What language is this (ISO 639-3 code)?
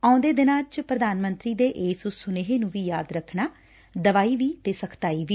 pan